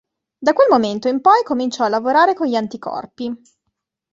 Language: Italian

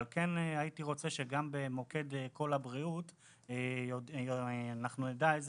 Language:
Hebrew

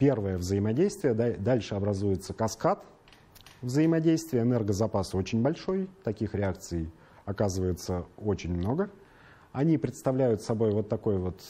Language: Russian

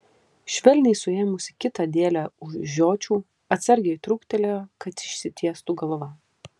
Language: Lithuanian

